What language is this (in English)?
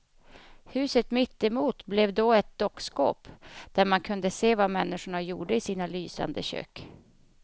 Swedish